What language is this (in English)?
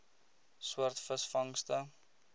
Afrikaans